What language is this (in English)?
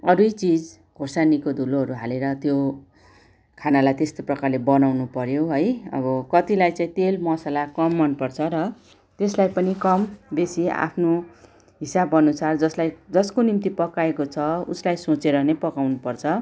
Nepali